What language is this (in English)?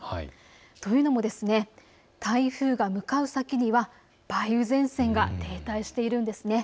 Japanese